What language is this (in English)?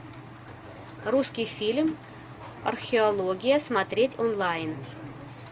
Russian